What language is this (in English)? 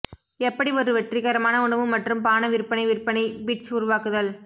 Tamil